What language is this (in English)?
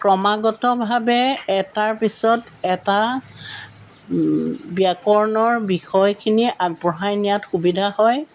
Assamese